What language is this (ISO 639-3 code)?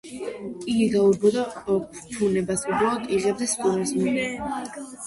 kat